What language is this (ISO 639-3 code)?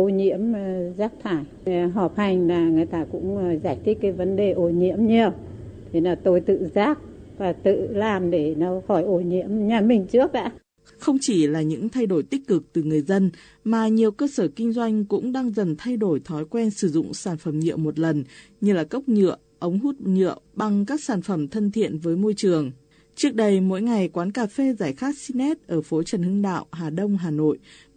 vie